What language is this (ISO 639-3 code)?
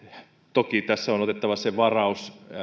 fin